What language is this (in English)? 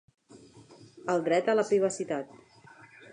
Catalan